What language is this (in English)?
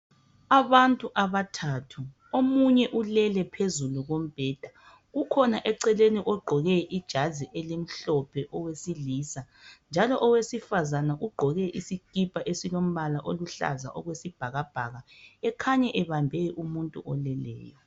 North Ndebele